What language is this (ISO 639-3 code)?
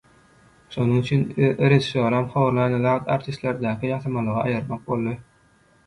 tuk